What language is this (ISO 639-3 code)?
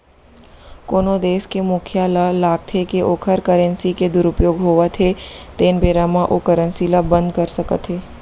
hne